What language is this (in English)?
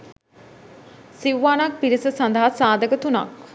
Sinhala